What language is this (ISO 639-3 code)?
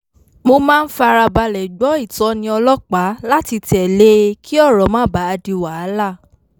yor